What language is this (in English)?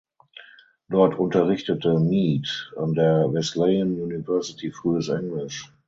German